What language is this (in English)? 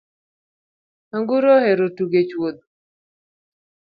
Luo (Kenya and Tanzania)